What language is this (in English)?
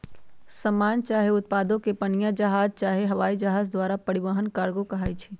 Magahi